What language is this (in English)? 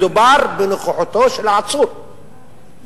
Hebrew